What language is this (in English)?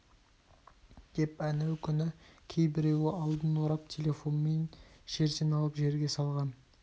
Kazakh